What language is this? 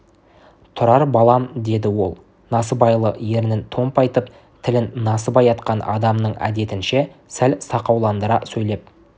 Kazakh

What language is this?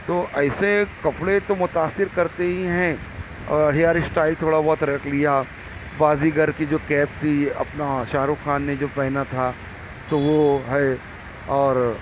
Urdu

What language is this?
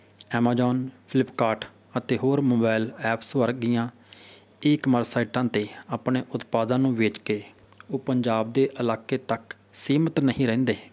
Punjabi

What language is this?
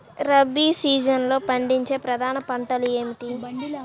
Telugu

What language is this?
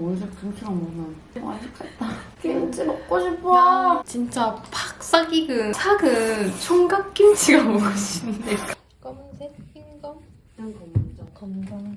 Korean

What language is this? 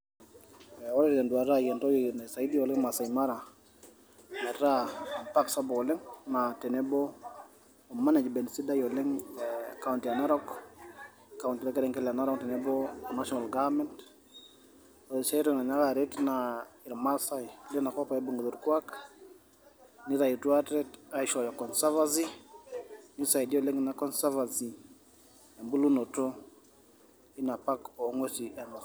Masai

